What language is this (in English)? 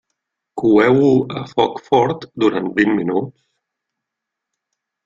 Catalan